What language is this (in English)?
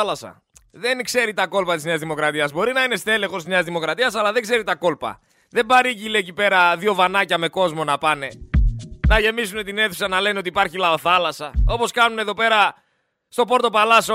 Greek